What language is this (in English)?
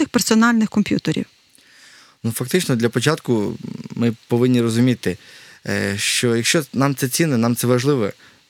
Ukrainian